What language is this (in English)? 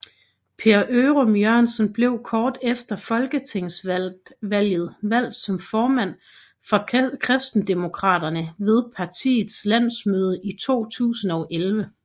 Danish